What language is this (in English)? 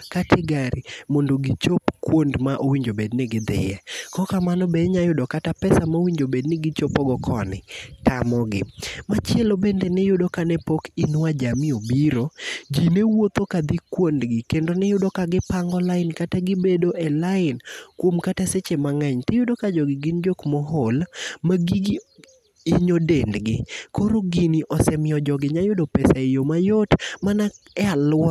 Luo (Kenya and Tanzania)